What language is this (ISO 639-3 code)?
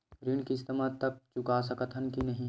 hne